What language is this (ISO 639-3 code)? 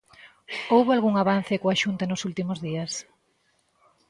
glg